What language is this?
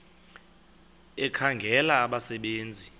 Xhosa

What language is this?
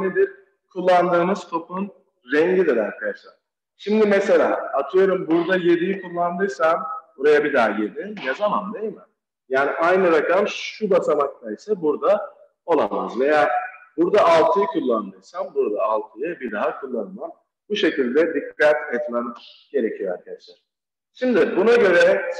Turkish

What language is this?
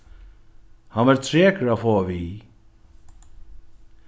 Faroese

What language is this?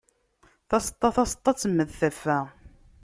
Kabyle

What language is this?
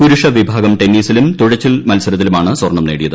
Malayalam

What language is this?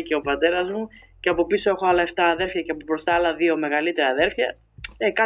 Greek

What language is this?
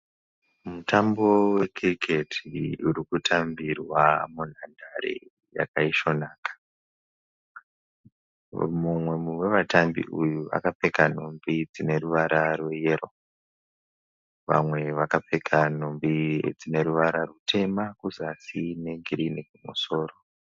Shona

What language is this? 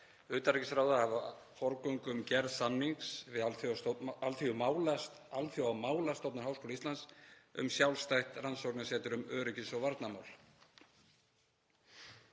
Icelandic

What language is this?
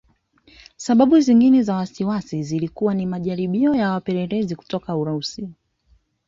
Swahili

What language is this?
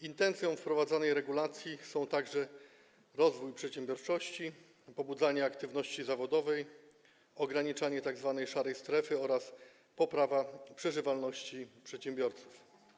Polish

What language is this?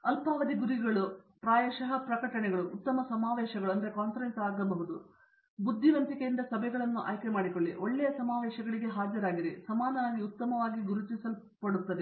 Kannada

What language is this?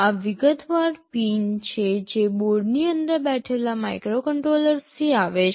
Gujarati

